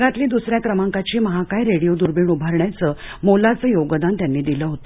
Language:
Marathi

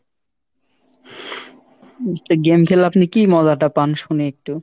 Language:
Bangla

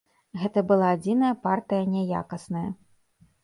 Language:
Belarusian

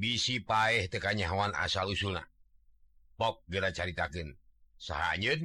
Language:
Indonesian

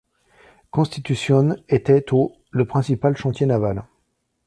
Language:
French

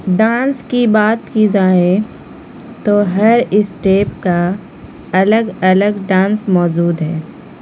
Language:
Urdu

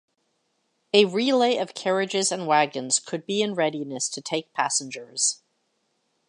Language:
English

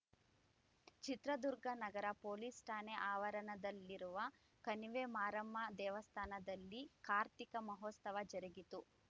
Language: Kannada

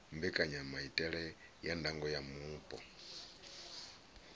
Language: Venda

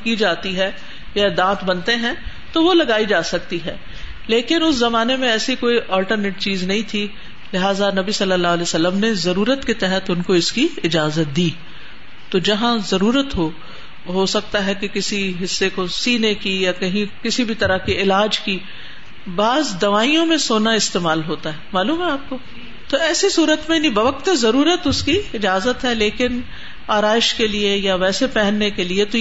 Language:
Urdu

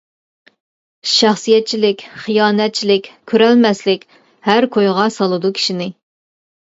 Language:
Uyghur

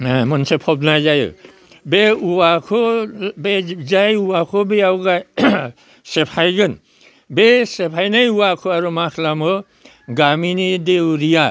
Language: Bodo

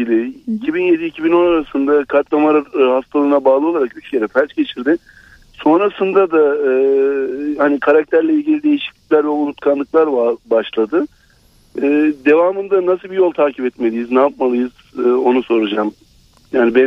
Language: Turkish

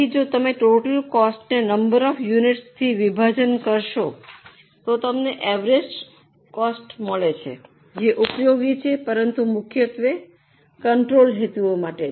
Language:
Gujarati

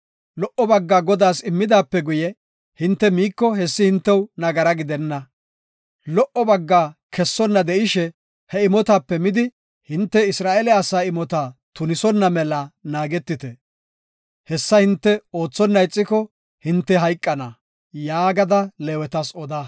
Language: Gofa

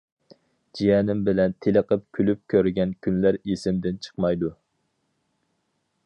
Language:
Uyghur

